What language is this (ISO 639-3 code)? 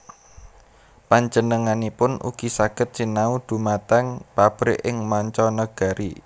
jav